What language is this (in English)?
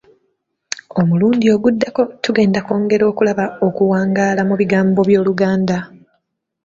Ganda